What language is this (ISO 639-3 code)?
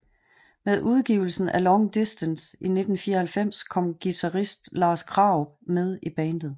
dan